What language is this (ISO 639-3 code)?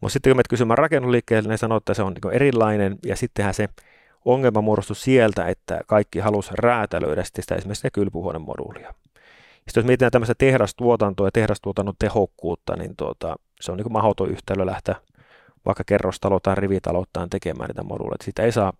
fin